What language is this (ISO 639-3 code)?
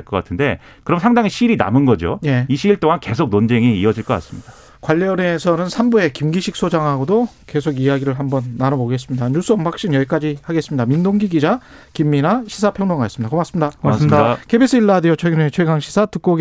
kor